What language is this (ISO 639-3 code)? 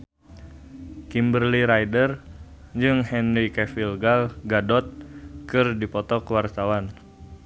sun